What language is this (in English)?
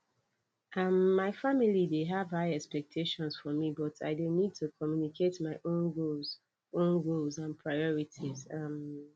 Nigerian Pidgin